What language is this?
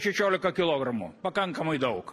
Lithuanian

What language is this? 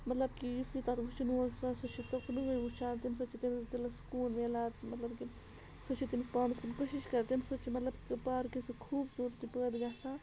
Kashmiri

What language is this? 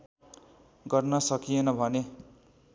Nepali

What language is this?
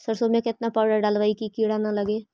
Magahi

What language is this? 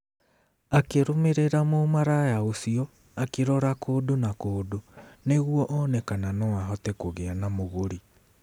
Kikuyu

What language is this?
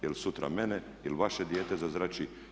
Croatian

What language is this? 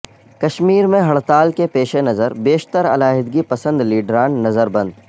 Urdu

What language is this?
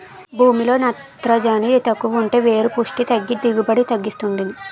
Telugu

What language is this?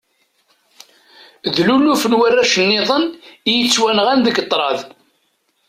Kabyle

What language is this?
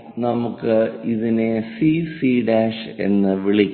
Malayalam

